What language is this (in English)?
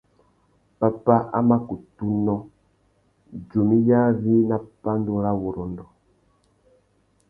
Tuki